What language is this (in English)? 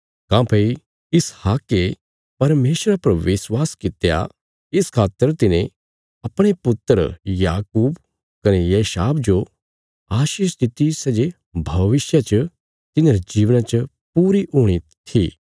Bilaspuri